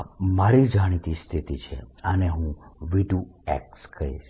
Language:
Gujarati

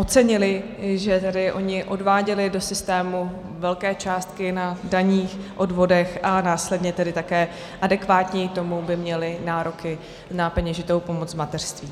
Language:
Czech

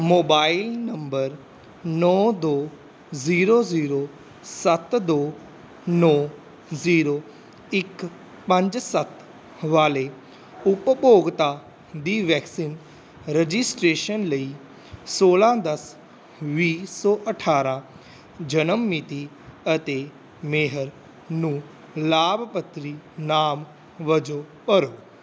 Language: Punjabi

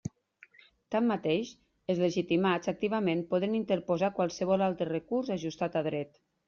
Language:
Catalan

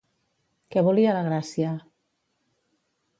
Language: Catalan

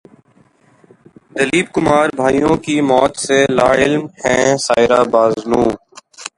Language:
Urdu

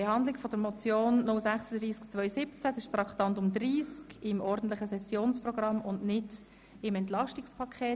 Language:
Swiss German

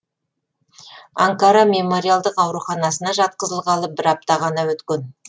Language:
Kazakh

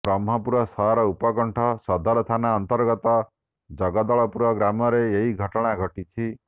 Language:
Odia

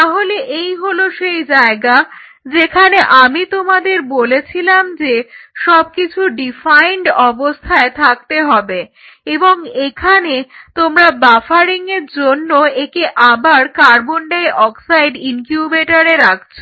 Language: Bangla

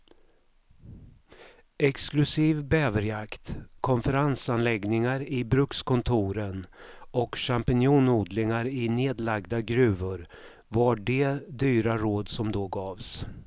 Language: Swedish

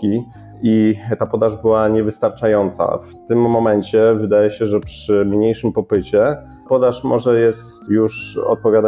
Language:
Polish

